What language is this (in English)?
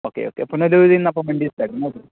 Malayalam